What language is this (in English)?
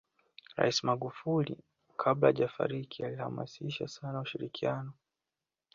Swahili